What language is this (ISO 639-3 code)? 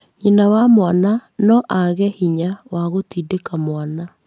kik